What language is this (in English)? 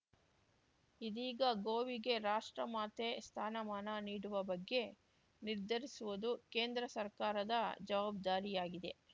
Kannada